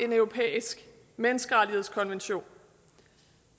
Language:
Danish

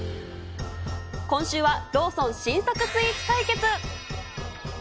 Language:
Japanese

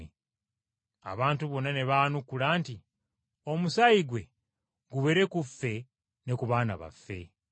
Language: Ganda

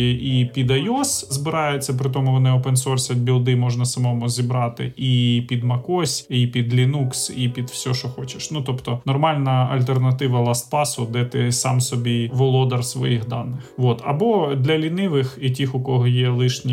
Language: Ukrainian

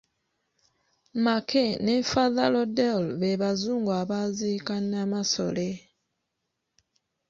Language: Ganda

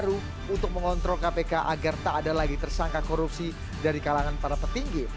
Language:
Indonesian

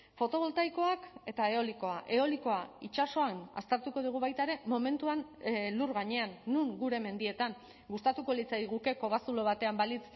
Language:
Basque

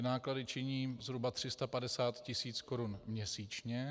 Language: Czech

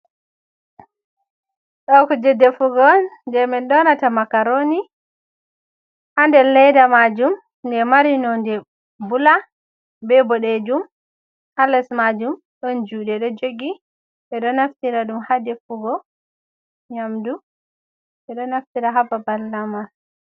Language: Fula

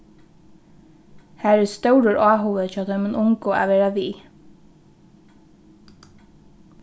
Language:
Faroese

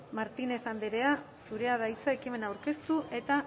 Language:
Basque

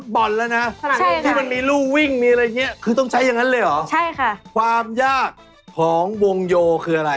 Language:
Thai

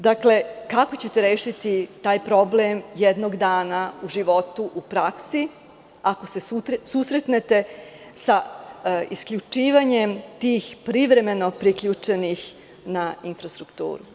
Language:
Serbian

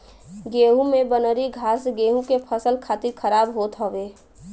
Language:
Bhojpuri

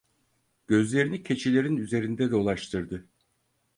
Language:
Turkish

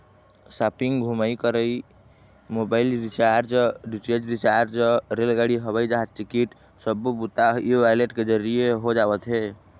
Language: Chhattisgarhi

